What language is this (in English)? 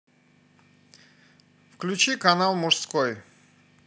Russian